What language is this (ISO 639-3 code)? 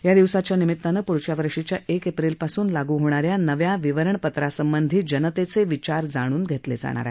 mar